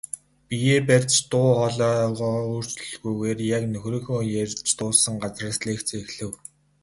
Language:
Mongolian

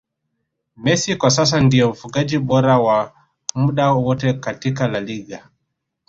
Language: Swahili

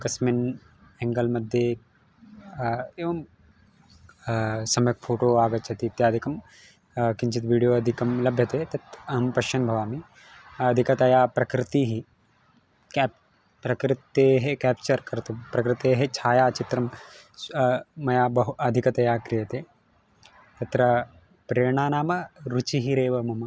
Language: Sanskrit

